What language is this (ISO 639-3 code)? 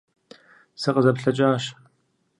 kbd